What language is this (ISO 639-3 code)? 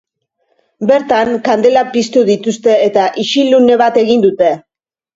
eus